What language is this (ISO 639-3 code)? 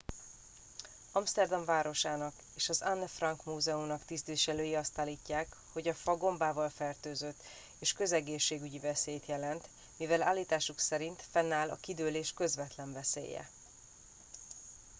hun